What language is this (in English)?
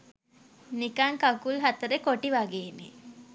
Sinhala